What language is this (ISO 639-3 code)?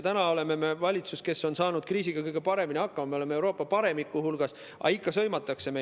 est